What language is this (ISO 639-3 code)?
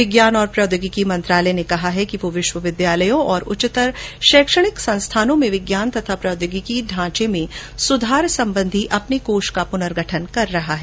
hin